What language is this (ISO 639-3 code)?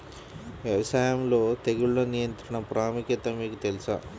tel